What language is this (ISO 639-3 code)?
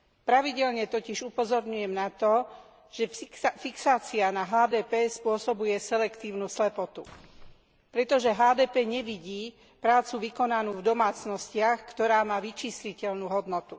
slk